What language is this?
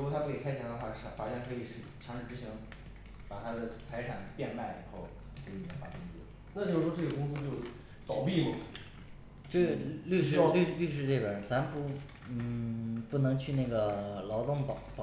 Chinese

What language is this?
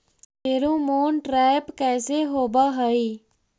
Magahi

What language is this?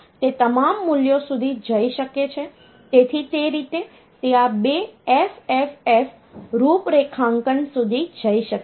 Gujarati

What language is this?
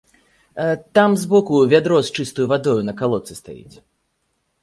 Belarusian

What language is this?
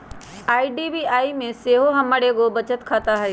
Magahi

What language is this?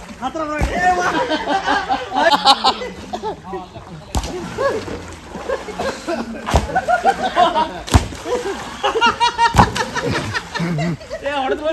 Kannada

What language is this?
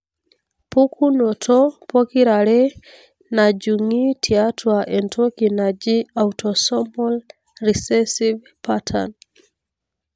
Masai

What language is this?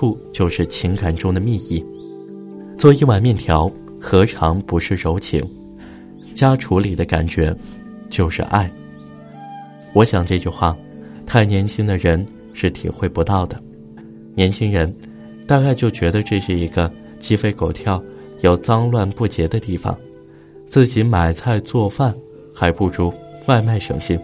Chinese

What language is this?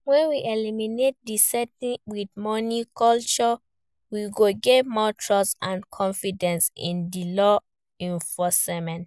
Nigerian Pidgin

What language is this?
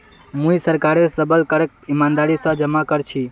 Magahi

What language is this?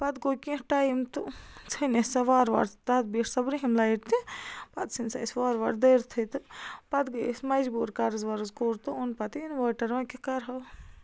Kashmiri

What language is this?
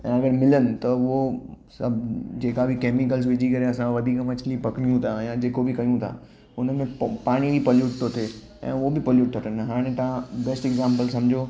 Sindhi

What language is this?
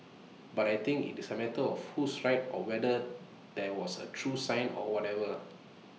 English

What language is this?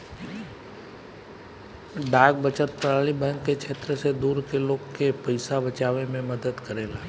Bhojpuri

